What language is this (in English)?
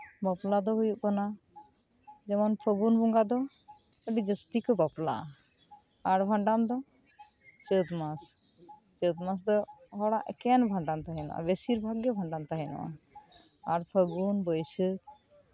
Santali